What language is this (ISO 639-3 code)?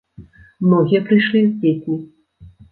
bel